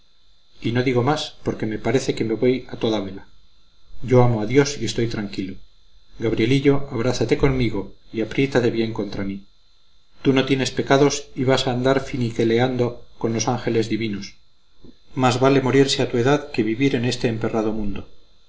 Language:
Spanish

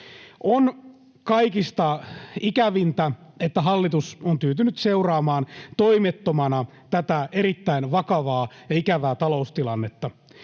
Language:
Finnish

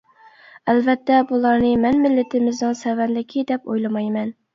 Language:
Uyghur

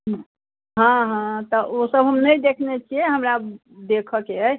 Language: Maithili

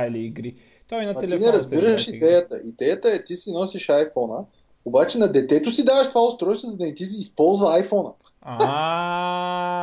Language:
Bulgarian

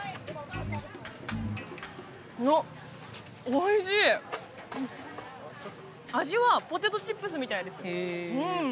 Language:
Japanese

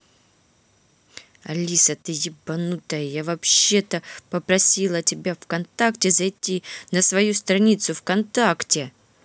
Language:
Russian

